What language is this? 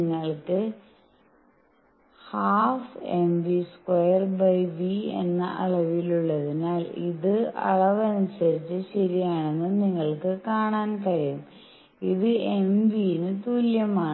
Malayalam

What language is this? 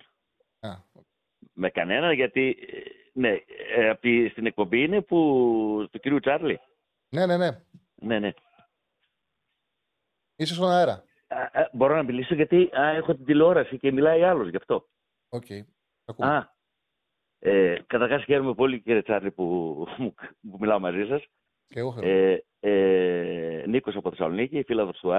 Greek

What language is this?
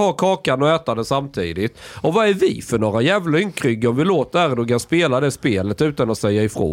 Swedish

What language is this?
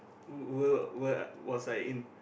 English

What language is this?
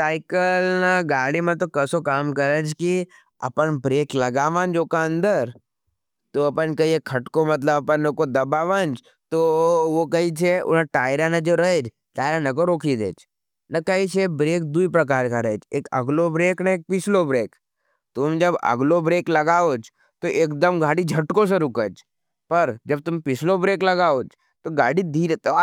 Nimadi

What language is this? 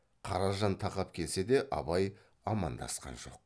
Kazakh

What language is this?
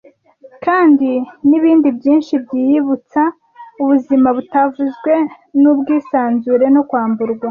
Kinyarwanda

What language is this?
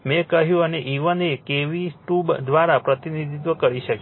Gujarati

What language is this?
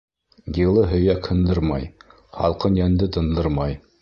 Bashkir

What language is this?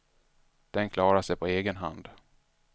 Swedish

